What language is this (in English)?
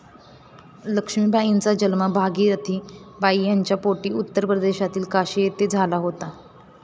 Marathi